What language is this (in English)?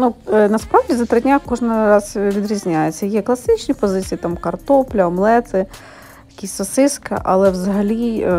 Ukrainian